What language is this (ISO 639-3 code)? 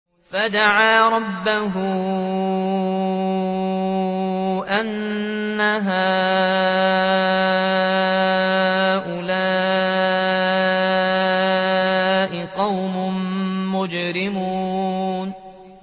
ara